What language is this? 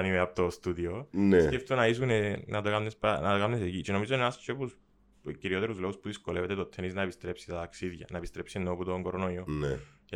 Greek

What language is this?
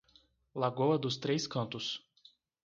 Portuguese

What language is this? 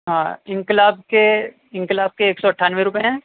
Urdu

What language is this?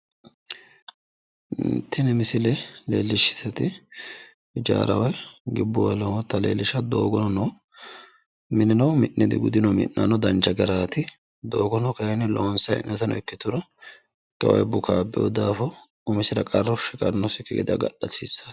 Sidamo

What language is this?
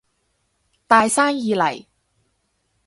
Cantonese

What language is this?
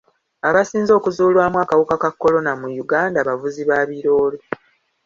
Ganda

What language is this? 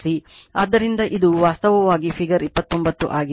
Kannada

